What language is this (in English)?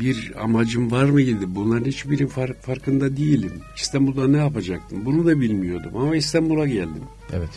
Turkish